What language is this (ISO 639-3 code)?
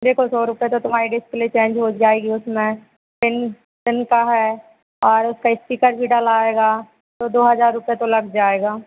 hin